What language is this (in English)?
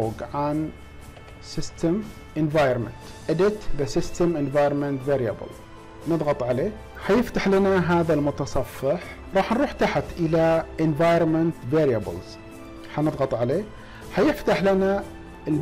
Arabic